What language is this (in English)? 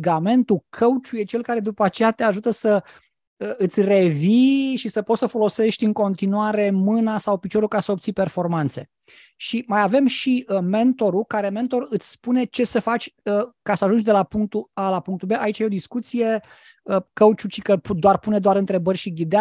Romanian